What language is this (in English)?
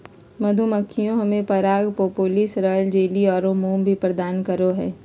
Magahi